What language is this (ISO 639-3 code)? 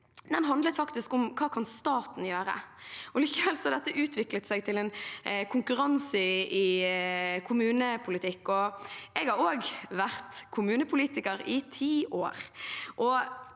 nor